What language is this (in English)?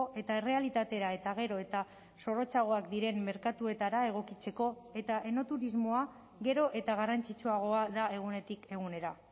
Basque